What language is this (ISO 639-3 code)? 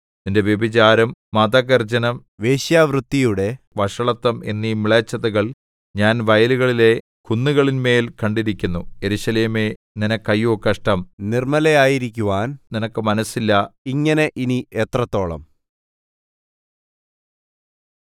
mal